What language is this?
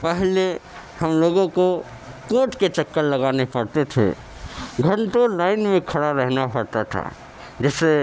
Urdu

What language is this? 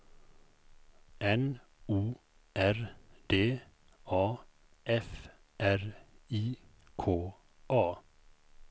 Swedish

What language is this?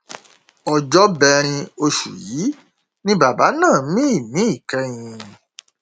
Yoruba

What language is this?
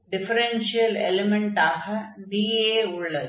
Tamil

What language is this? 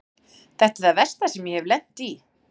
Icelandic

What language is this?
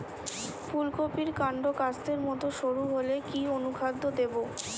Bangla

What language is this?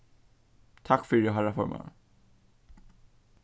Faroese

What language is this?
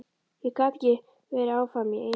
Icelandic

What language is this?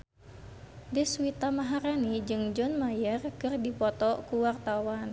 Sundanese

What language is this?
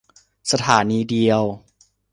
Thai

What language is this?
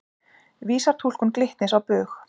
Icelandic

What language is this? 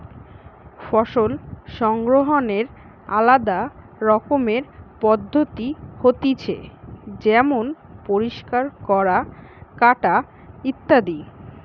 Bangla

